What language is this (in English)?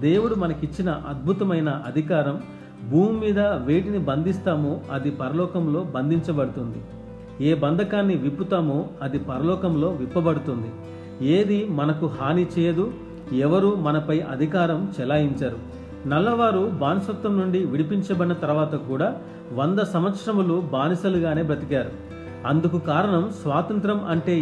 Telugu